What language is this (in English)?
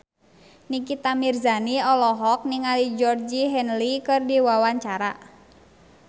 Sundanese